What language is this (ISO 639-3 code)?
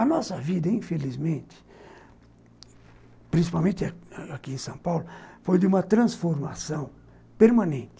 por